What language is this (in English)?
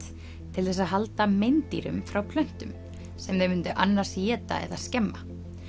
Icelandic